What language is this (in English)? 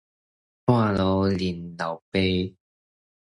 Min Nan Chinese